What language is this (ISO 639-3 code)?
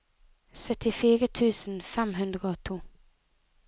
nor